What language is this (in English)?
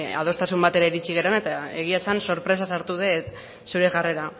Basque